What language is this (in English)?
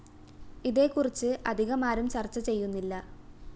Malayalam